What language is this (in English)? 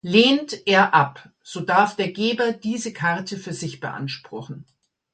German